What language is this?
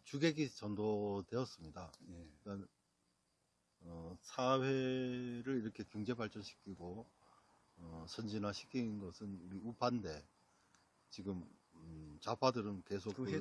Korean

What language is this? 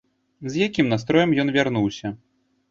Belarusian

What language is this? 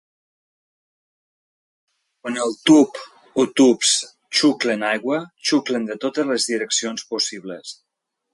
Catalan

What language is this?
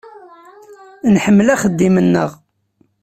Kabyle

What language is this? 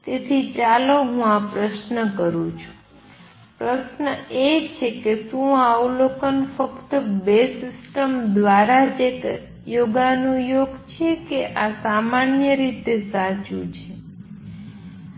Gujarati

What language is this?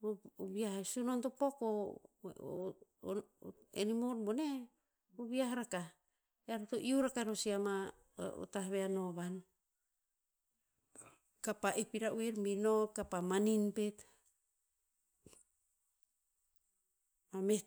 Tinputz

